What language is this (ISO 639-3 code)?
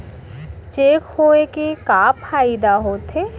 hne